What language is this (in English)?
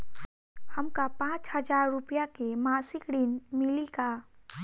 Bhojpuri